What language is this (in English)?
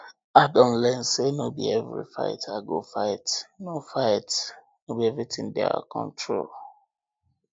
Nigerian Pidgin